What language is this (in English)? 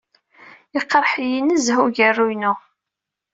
Kabyle